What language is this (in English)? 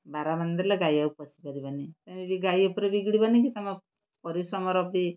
Odia